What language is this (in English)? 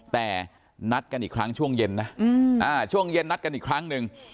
Thai